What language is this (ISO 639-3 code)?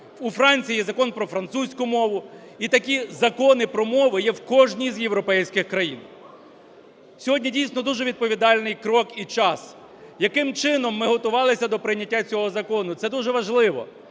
ukr